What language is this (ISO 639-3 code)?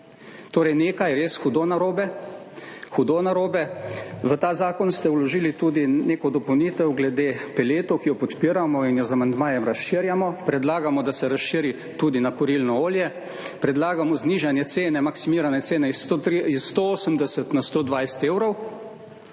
slv